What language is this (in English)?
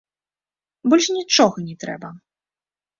Belarusian